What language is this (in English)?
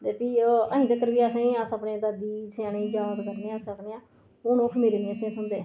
Dogri